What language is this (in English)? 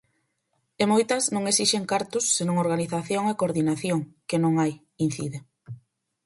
Galician